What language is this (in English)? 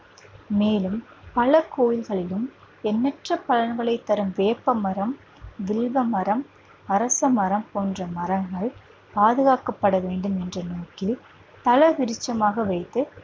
Tamil